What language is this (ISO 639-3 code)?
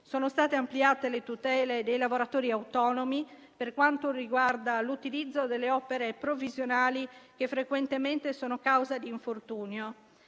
ita